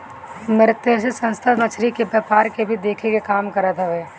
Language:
Bhojpuri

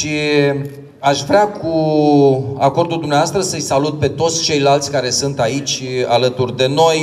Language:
Romanian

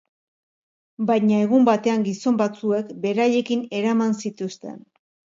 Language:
Basque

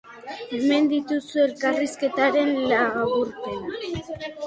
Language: Basque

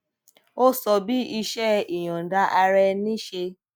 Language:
Yoruba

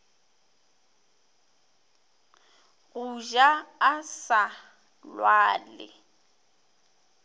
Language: Northern Sotho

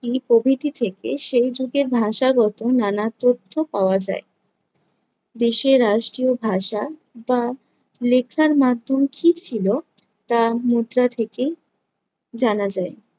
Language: Bangla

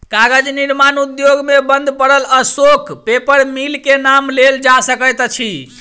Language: Maithili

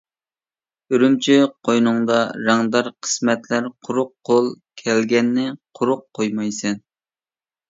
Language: Uyghur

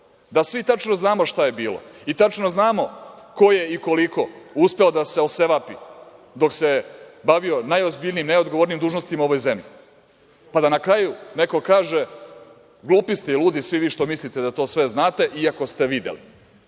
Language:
Serbian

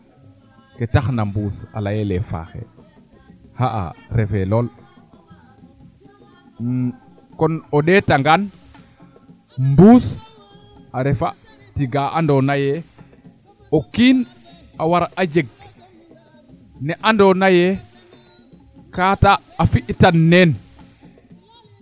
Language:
Serer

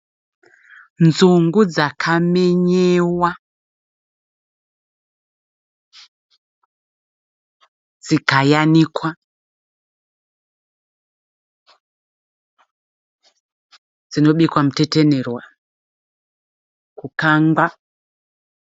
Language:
Shona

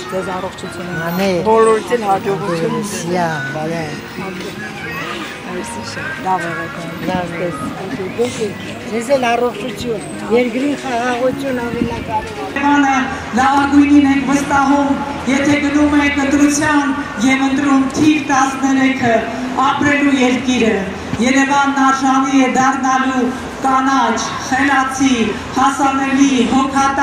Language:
Romanian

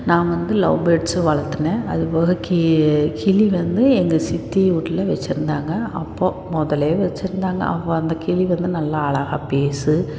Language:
Tamil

